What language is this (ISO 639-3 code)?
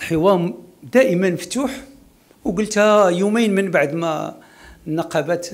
ara